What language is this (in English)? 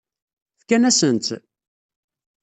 Kabyle